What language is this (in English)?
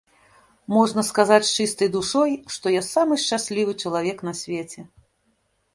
Belarusian